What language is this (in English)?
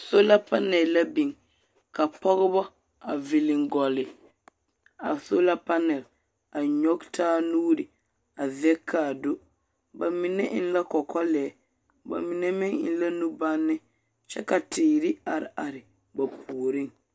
Southern Dagaare